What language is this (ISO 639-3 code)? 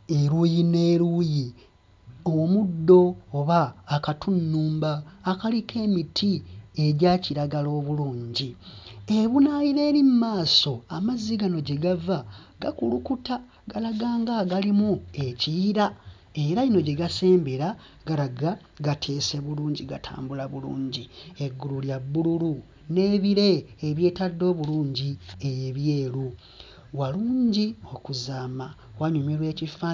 lug